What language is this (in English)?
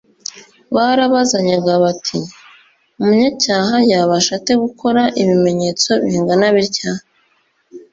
Kinyarwanda